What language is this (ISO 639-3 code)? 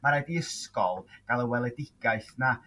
cym